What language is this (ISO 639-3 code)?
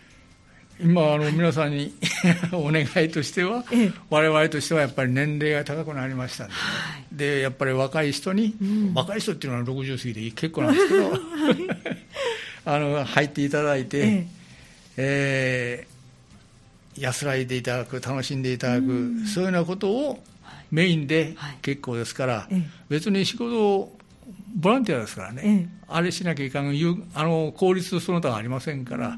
jpn